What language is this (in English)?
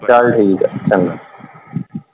Punjabi